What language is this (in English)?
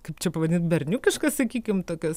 Lithuanian